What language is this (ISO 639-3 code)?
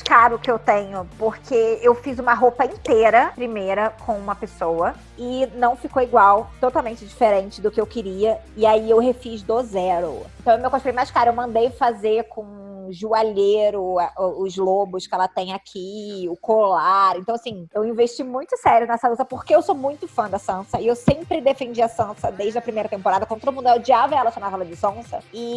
por